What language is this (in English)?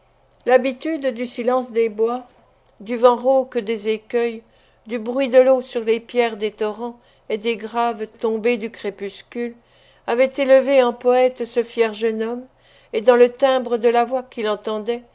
French